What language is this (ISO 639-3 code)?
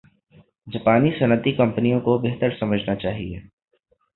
urd